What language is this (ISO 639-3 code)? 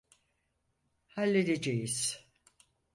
tur